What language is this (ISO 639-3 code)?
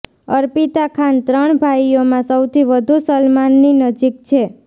guj